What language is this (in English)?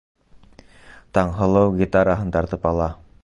Bashkir